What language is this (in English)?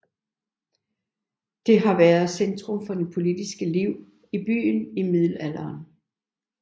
Danish